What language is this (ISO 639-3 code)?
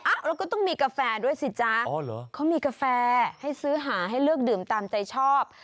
tha